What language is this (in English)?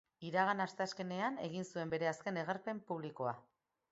Basque